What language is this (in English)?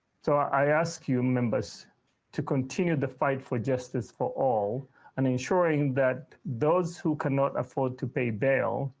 English